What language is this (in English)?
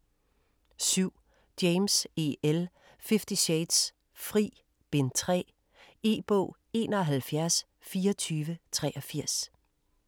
Danish